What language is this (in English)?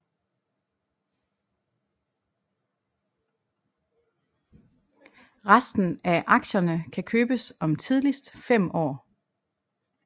Danish